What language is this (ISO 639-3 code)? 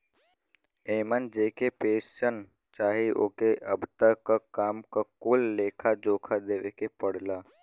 bho